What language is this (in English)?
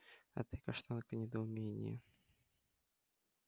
Russian